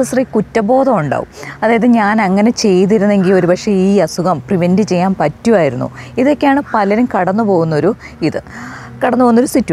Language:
Malayalam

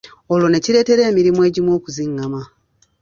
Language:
Ganda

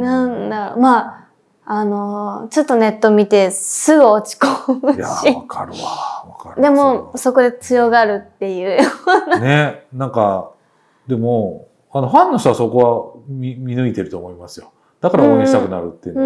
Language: Japanese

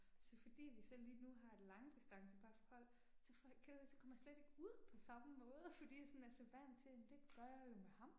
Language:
Danish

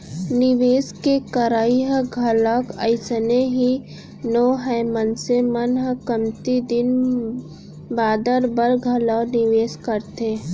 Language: Chhattisgarhi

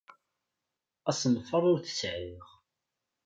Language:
Kabyle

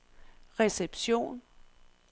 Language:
Danish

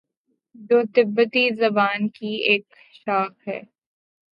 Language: Urdu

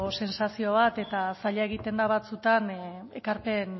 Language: Basque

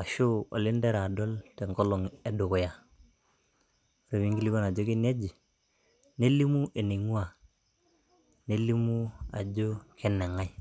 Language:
Masai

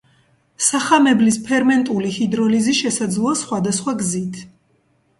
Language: Georgian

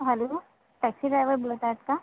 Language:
Marathi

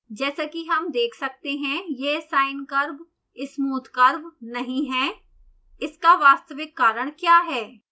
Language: Hindi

